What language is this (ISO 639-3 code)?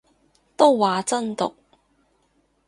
yue